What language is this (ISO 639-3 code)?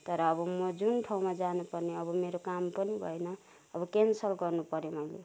nep